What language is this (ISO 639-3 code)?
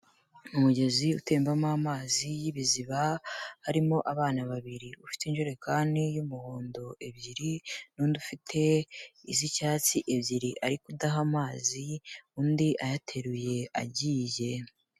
kin